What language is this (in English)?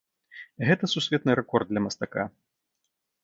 Belarusian